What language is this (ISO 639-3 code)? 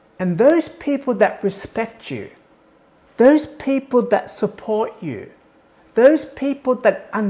eng